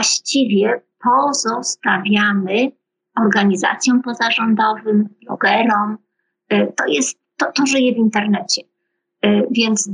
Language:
Polish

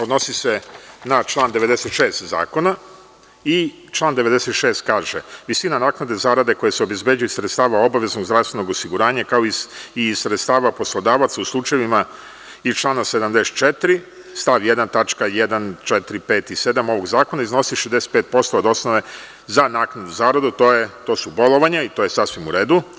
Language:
Serbian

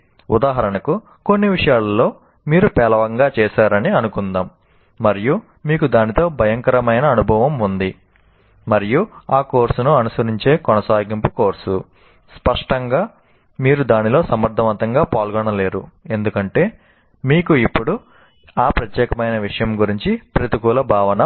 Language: Telugu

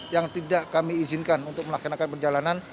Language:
Indonesian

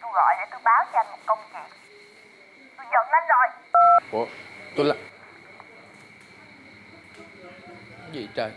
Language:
Vietnamese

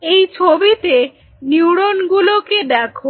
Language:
Bangla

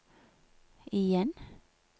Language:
Norwegian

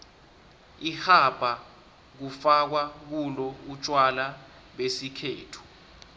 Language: South Ndebele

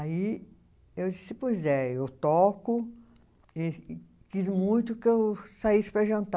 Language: Portuguese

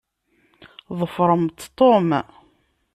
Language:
Kabyle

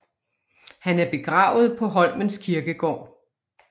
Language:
Danish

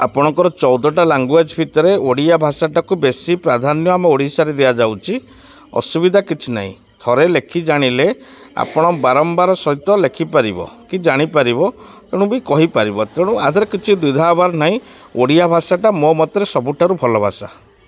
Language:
Odia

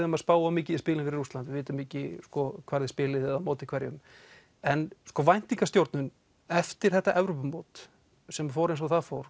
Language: Icelandic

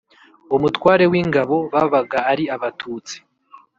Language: Kinyarwanda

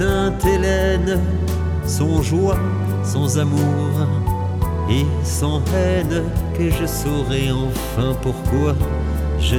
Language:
French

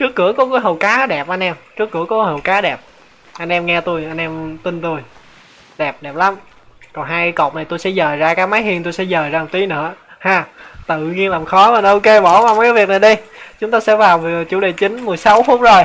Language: Vietnamese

